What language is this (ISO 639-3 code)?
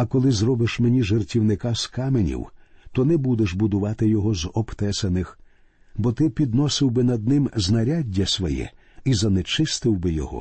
ukr